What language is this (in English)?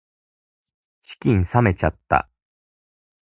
Japanese